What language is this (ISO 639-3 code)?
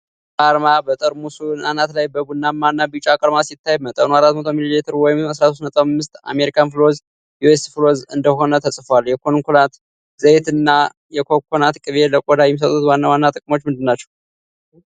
amh